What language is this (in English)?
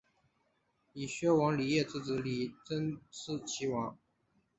Chinese